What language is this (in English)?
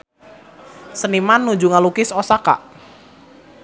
Sundanese